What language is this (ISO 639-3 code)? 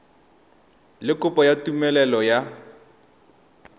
tsn